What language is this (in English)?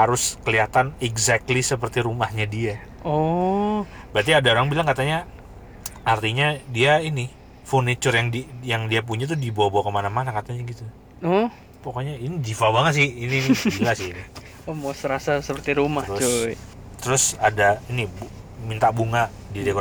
Indonesian